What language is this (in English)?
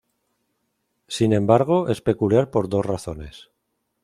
Spanish